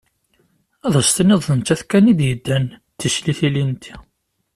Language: Kabyle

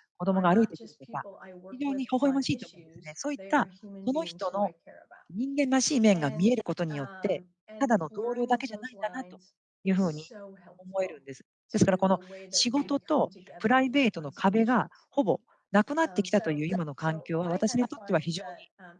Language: Japanese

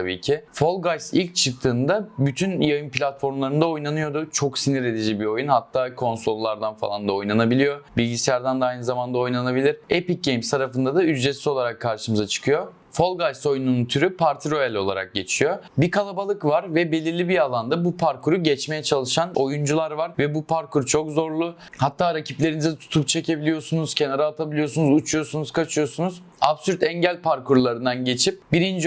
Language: Turkish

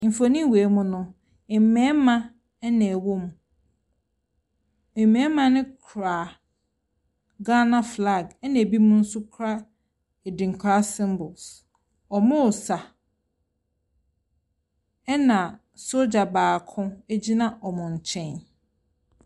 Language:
Akan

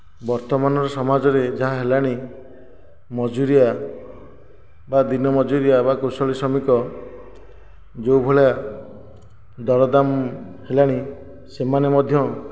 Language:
Odia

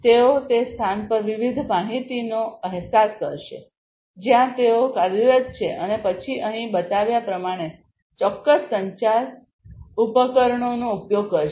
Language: Gujarati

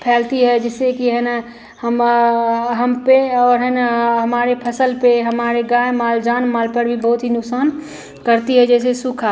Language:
Hindi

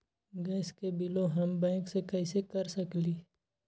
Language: Magahi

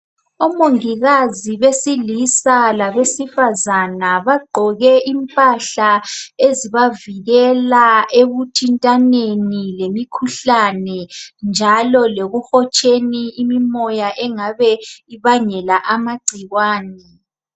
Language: North Ndebele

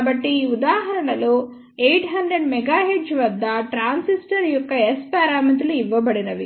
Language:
Telugu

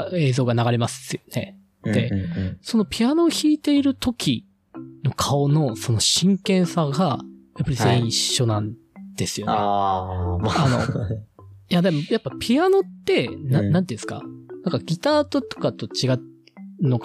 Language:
Japanese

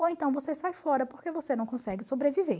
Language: Portuguese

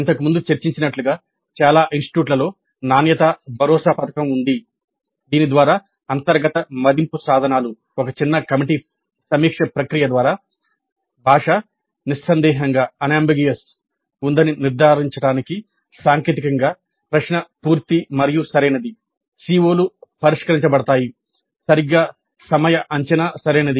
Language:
Telugu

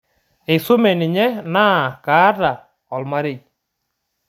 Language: Masai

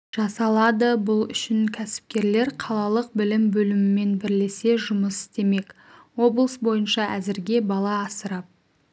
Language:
Kazakh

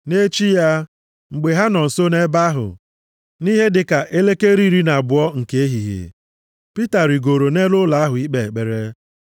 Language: Igbo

